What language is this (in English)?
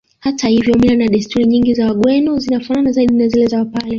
Swahili